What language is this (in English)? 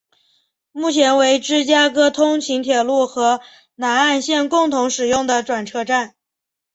Chinese